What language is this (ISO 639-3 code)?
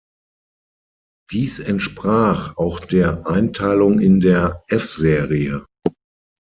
deu